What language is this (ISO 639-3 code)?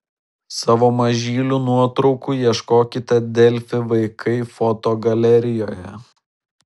lit